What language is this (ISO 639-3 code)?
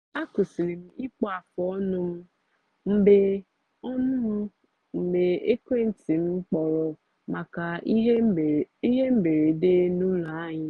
ibo